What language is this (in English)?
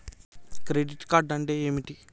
Telugu